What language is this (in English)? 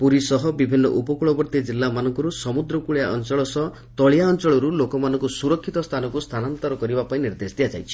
Odia